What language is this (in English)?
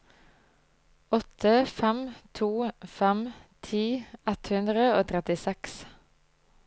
Norwegian